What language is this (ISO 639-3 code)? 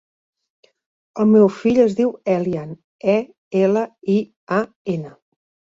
cat